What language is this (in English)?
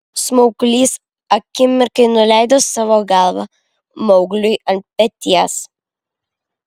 Lithuanian